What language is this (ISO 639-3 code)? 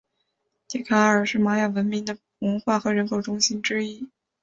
zho